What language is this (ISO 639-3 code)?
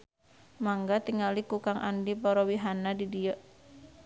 sun